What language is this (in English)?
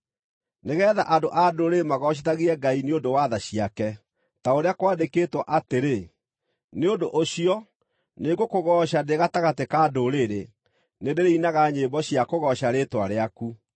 Kikuyu